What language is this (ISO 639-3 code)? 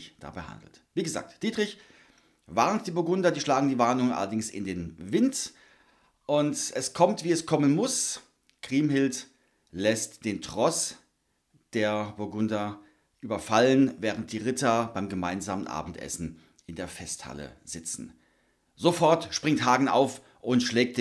deu